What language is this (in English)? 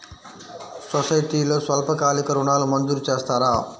Telugu